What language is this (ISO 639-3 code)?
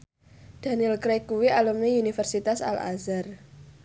jav